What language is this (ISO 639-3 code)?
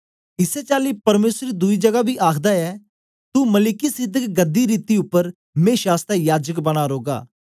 doi